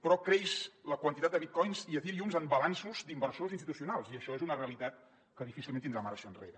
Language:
Catalan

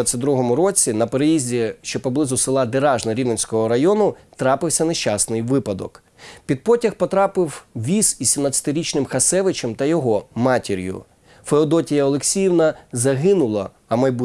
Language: Ukrainian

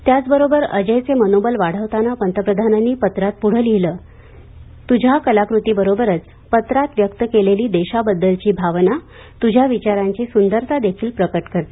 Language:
Marathi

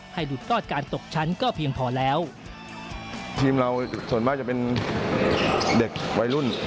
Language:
Thai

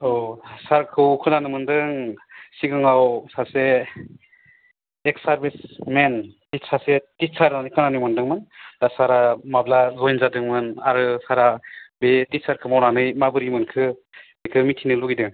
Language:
Bodo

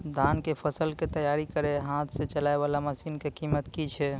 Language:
Maithili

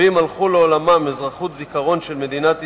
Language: Hebrew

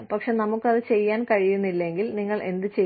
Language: Malayalam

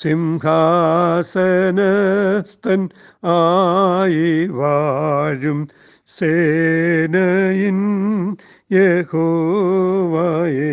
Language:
Malayalam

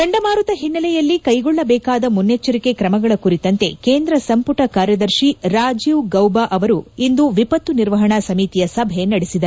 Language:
Kannada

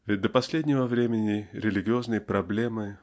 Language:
Russian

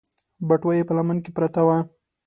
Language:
Pashto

